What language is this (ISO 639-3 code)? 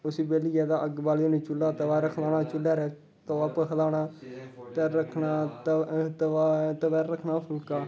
doi